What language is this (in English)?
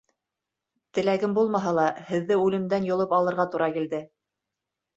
Bashkir